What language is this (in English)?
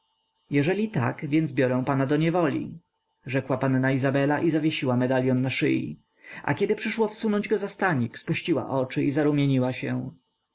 Polish